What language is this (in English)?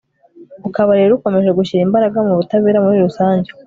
Kinyarwanda